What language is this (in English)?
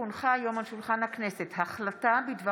Hebrew